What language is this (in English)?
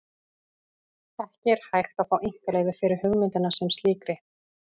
Icelandic